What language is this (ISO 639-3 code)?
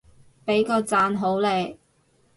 yue